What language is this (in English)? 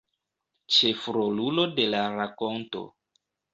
Esperanto